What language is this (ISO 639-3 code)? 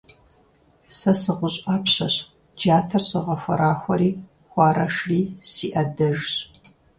kbd